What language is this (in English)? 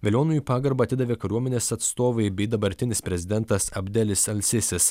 Lithuanian